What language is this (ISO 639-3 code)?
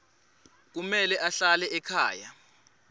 ssw